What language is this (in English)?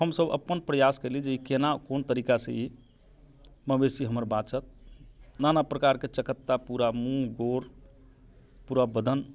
Maithili